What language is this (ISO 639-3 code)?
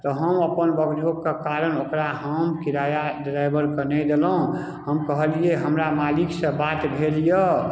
mai